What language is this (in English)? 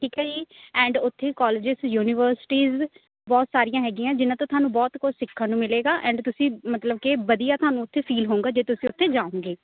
Punjabi